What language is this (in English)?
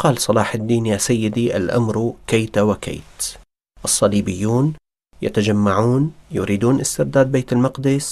Arabic